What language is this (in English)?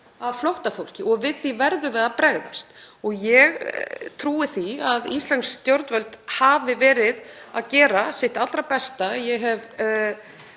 Icelandic